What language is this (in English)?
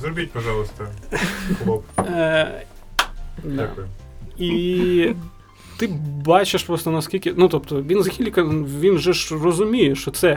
Ukrainian